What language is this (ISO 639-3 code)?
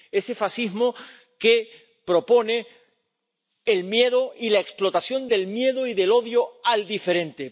spa